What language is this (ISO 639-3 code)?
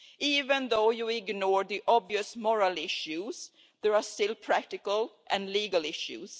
eng